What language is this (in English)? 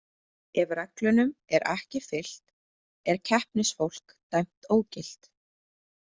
Icelandic